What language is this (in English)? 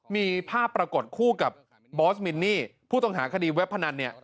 Thai